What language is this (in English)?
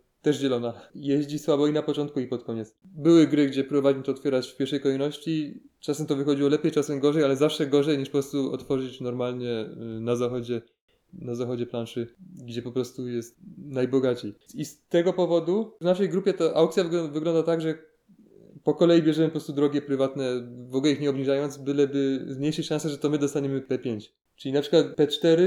Polish